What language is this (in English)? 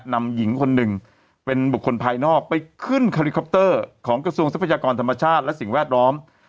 Thai